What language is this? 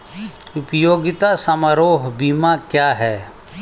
Hindi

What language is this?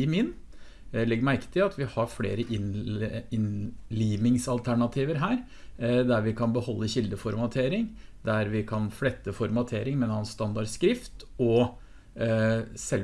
Norwegian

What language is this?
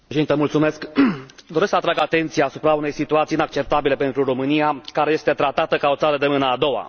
Romanian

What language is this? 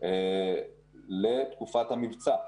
Hebrew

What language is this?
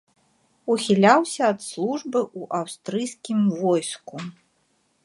Belarusian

